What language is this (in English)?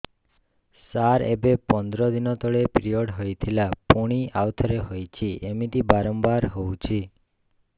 Odia